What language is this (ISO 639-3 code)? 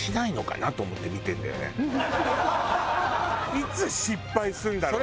jpn